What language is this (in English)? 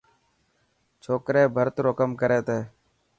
Dhatki